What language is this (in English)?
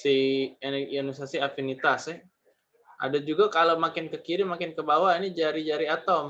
Indonesian